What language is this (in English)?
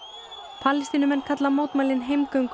Icelandic